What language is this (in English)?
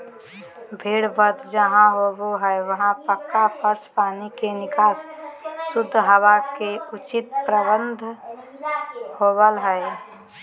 Magahi